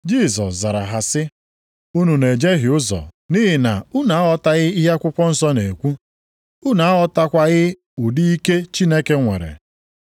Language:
Igbo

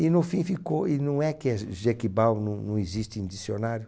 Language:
Portuguese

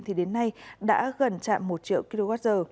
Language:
Vietnamese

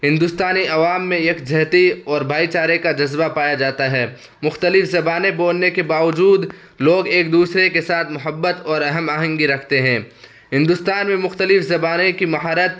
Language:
Urdu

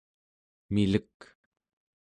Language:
Central Yupik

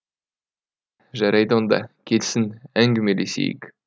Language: Kazakh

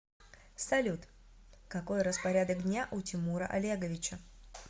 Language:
Russian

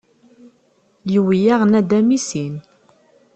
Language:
Kabyle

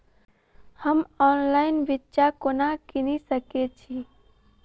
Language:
Maithili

